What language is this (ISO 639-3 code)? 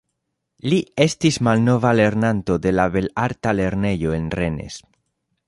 epo